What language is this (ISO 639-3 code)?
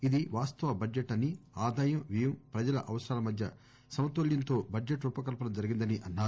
tel